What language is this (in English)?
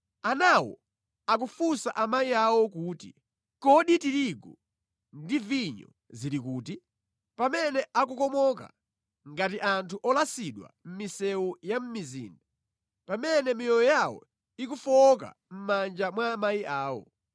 Nyanja